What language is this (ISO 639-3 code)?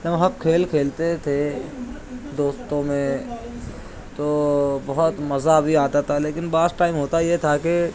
urd